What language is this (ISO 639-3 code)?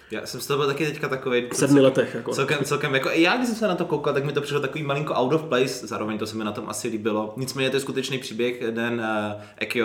ces